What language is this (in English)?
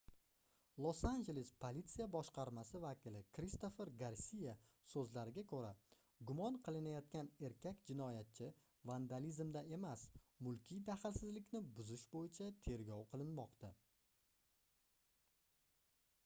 Uzbek